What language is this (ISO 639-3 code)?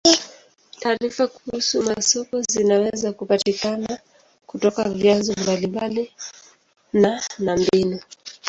swa